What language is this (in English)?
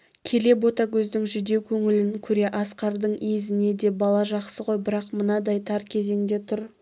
Kazakh